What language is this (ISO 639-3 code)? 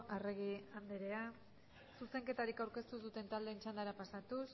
eus